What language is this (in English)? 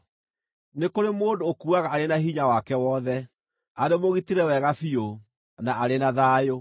Kikuyu